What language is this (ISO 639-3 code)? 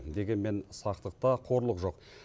kaz